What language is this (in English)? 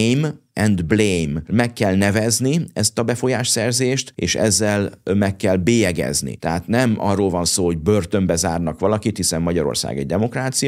Hungarian